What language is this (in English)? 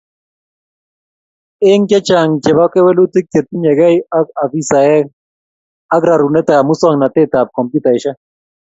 Kalenjin